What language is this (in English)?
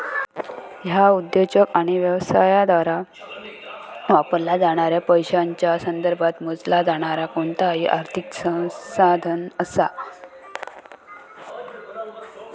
Marathi